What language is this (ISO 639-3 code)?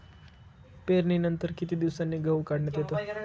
mar